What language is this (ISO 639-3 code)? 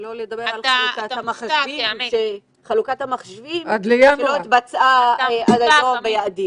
heb